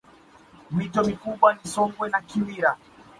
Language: Swahili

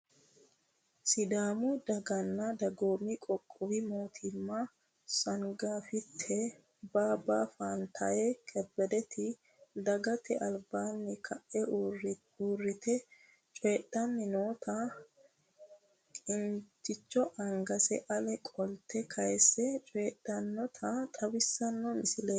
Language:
Sidamo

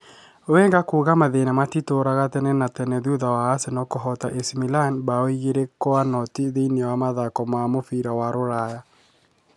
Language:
Kikuyu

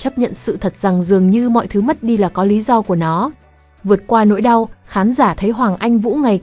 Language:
Vietnamese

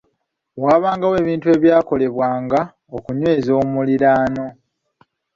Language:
Ganda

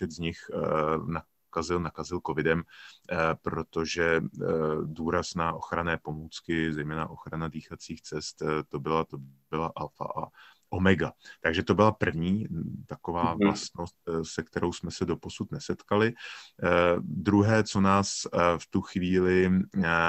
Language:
Czech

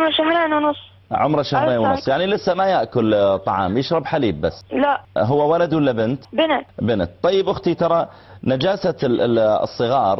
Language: Arabic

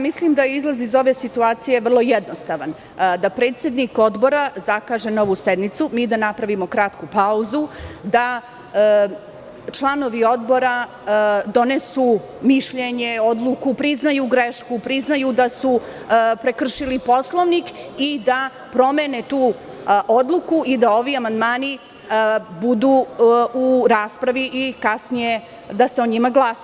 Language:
Serbian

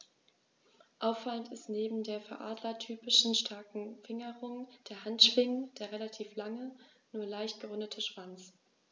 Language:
German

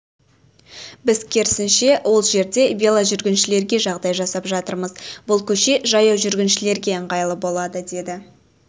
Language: Kazakh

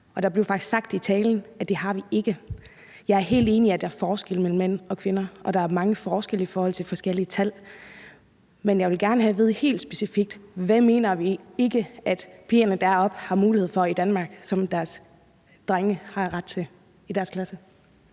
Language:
Danish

